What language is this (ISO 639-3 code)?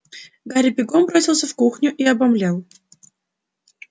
rus